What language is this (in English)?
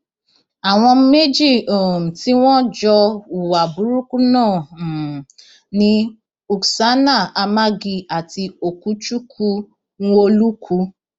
Yoruba